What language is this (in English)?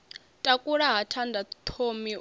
Venda